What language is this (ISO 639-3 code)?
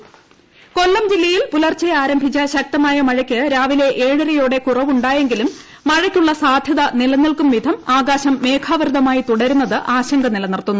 mal